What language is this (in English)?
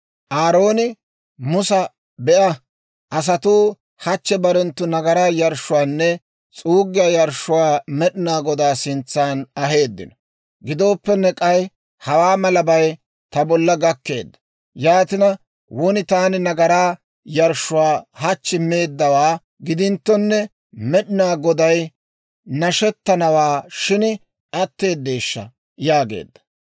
Dawro